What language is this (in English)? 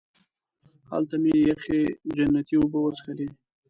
Pashto